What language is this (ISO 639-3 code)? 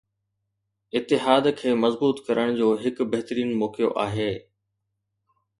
snd